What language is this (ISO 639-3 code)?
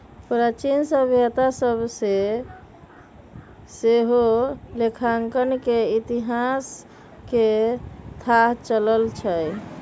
mag